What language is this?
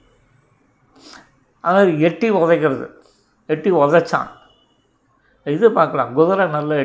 Tamil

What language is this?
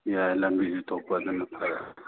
Manipuri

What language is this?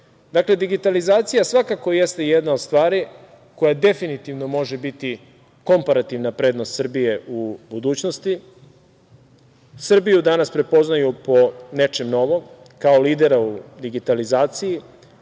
Serbian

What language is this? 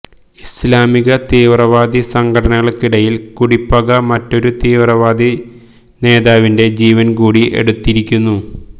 Malayalam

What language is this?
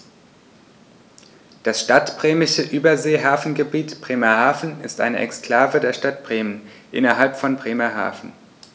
German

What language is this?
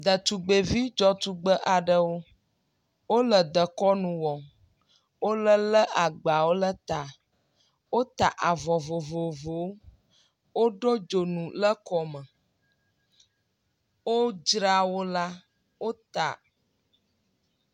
Ewe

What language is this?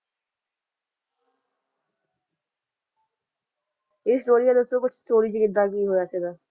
Punjabi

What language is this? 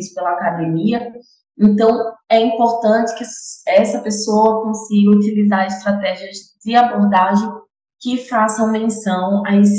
Portuguese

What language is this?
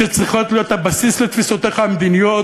Hebrew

